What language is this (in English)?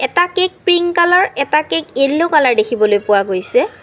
Assamese